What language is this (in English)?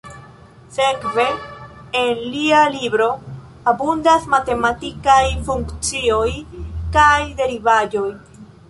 Esperanto